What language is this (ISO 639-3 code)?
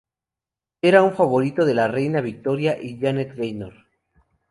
spa